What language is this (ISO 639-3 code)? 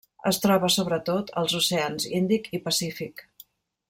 cat